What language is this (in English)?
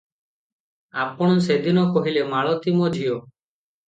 Odia